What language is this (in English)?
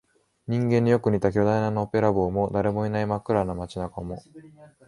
Japanese